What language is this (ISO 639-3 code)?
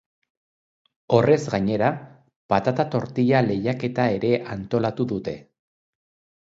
eus